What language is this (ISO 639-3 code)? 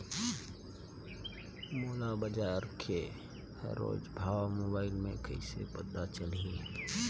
hne